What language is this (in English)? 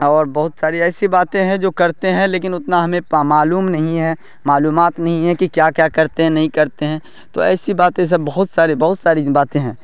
Urdu